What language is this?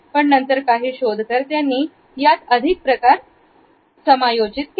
Marathi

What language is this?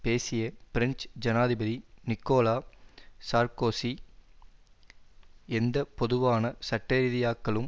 Tamil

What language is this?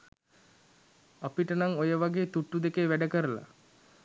Sinhala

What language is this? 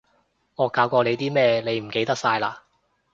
Cantonese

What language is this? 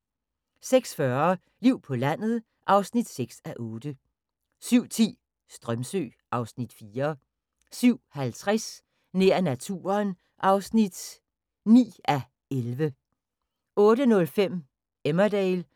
Danish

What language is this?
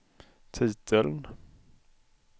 Swedish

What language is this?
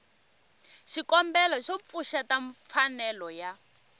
Tsonga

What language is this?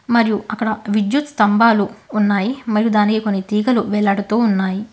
Telugu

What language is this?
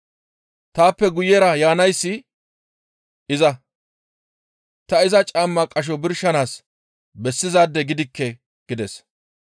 Gamo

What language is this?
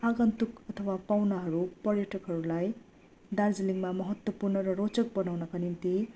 Nepali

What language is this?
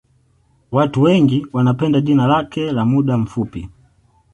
Swahili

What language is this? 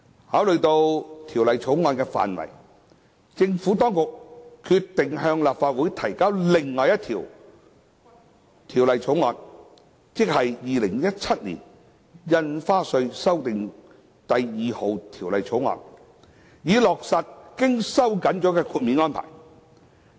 Cantonese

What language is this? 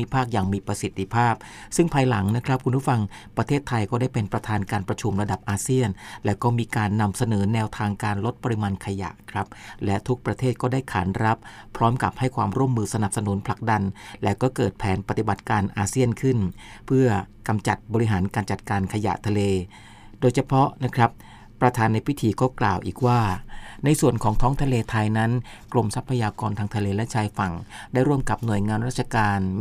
Thai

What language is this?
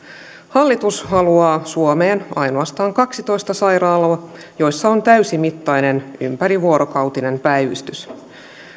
Finnish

